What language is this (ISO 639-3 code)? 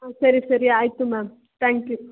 kan